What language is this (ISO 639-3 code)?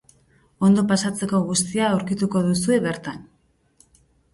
eus